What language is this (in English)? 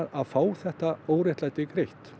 Icelandic